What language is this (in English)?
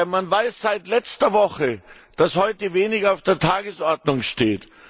German